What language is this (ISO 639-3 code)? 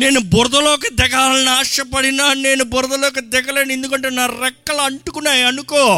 tel